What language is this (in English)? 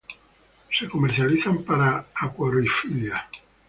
Spanish